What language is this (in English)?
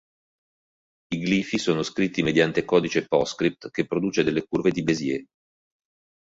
Italian